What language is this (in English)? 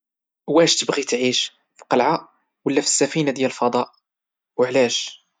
Moroccan Arabic